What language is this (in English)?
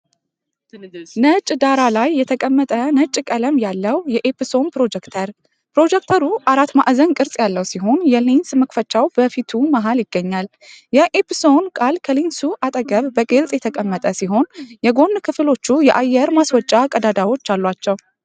Amharic